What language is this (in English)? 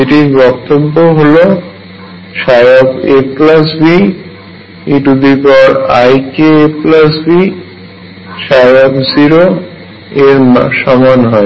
Bangla